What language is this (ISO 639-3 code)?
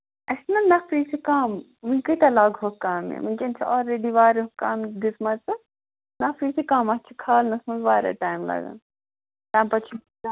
kas